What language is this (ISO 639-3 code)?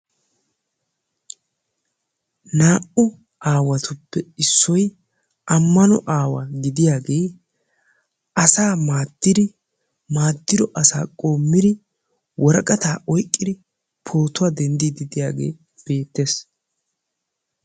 wal